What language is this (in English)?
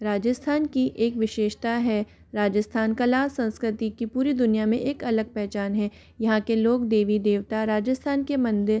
Hindi